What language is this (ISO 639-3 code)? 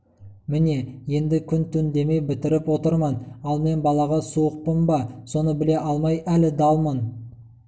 kaz